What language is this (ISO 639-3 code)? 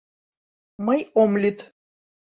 chm